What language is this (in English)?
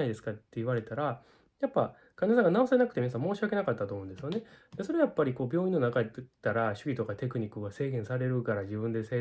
Japanese